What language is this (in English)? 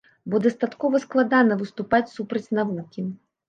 Belarusian